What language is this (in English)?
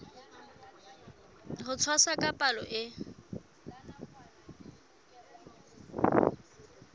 Southern Sotho